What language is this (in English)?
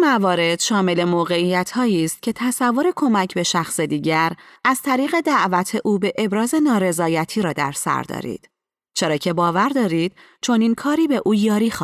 Persian